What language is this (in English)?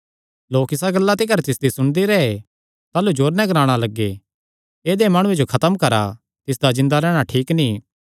Kangri